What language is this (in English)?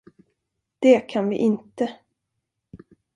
Swedish